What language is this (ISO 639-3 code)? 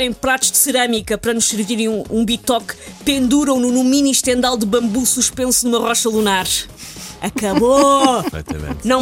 por